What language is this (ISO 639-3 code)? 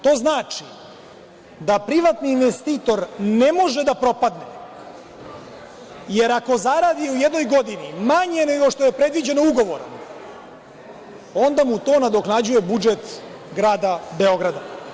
srp